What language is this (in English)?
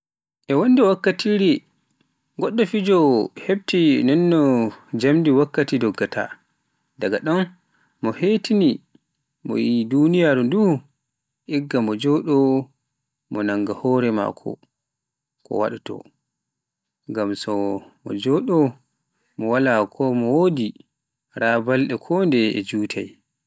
Pular